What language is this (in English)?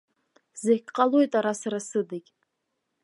Abkhazian